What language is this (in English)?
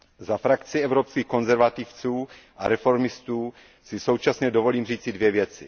Czech